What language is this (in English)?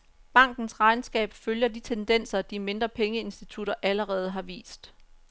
Danish